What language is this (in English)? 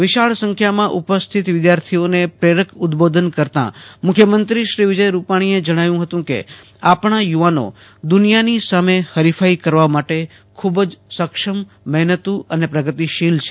Gujarati